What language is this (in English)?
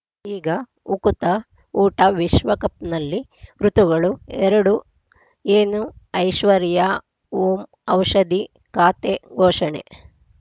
Kannada